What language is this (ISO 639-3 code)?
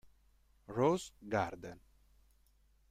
ita